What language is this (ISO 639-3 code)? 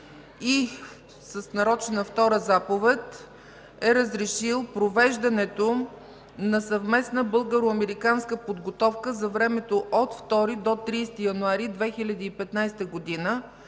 bul